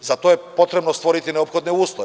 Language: Serbian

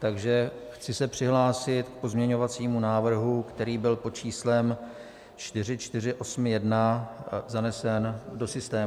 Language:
Czech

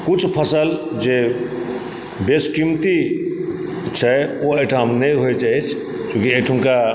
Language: Maithili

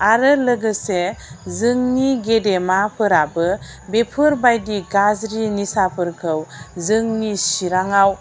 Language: Bodo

